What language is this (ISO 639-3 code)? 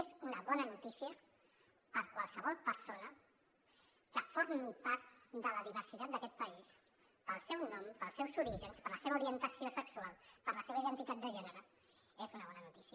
cat